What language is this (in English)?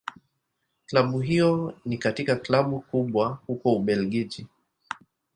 Swahili